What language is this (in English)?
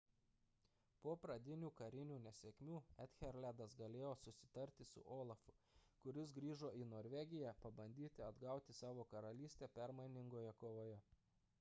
Lithuanian